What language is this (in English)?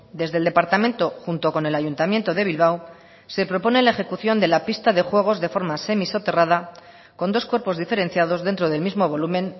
Spanish